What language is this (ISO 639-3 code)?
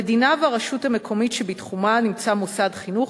heb